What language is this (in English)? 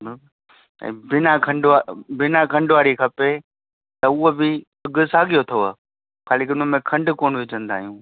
Sindhi